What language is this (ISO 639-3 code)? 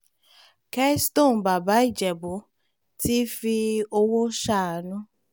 yor